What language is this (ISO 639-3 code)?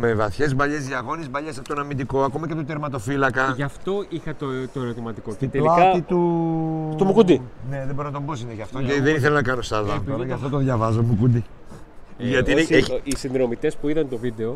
ell